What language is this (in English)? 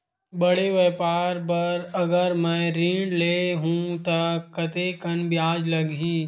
Chhattisgarhi